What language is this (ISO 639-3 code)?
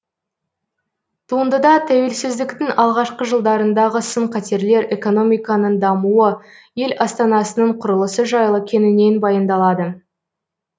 kaz